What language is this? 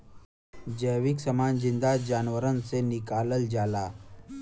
Bhojpuri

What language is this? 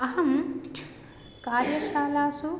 Sanskrit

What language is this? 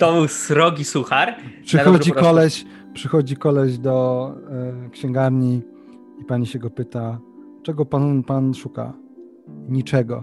Polish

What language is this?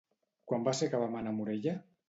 Catalan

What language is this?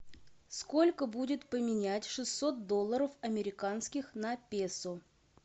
Russian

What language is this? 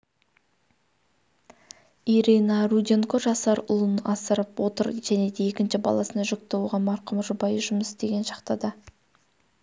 Kazakh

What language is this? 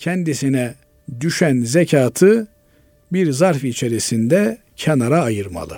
Turkish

